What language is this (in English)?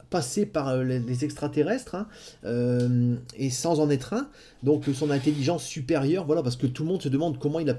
French